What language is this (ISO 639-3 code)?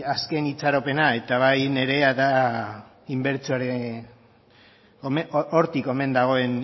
eus